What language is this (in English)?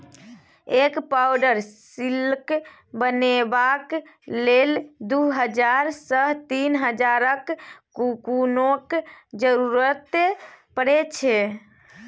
Maithili